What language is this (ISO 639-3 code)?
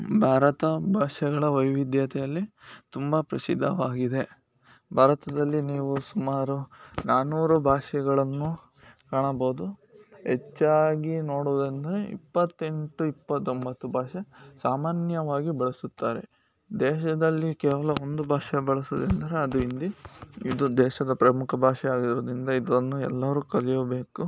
kan